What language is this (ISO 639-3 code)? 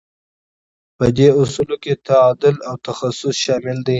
pus